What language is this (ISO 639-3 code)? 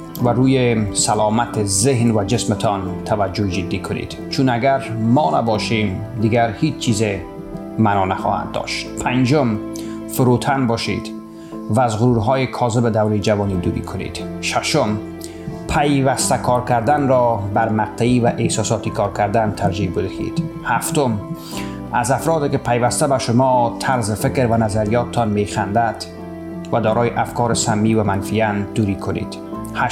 fas